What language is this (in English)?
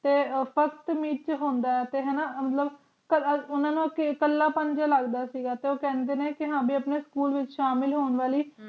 Punjabi